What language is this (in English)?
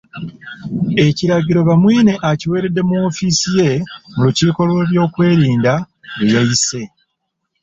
Ganda